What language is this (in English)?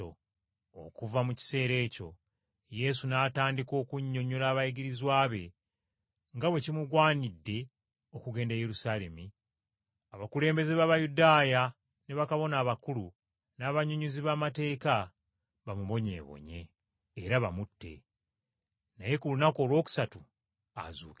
Ganda